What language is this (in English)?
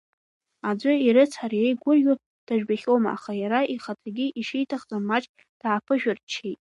Abkhazian